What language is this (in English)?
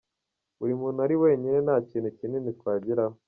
Kinyarwanda